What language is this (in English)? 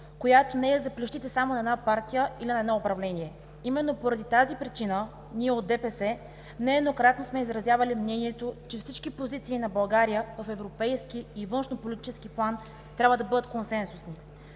Bulgarian